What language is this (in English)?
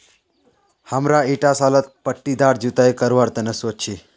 Magahi